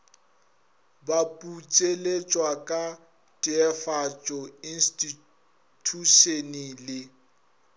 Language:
Northern Sotho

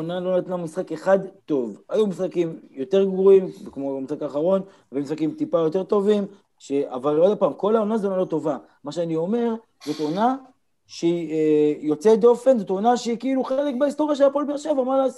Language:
Hebrew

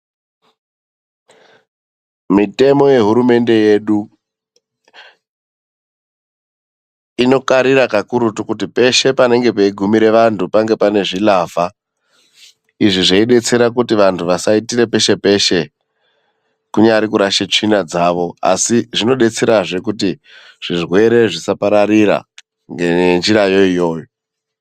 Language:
Ndau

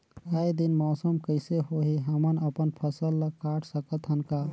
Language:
Chhattisgarhi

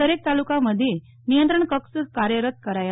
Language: Gujarati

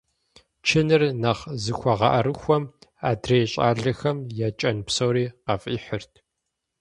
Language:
Kabardian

